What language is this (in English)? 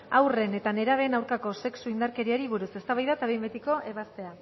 Basque